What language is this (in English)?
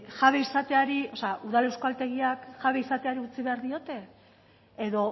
Basque